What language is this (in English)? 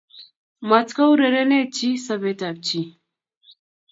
Kalenjin